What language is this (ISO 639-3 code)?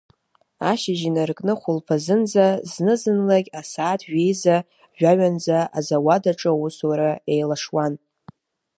abk